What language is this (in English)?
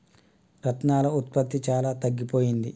Telugu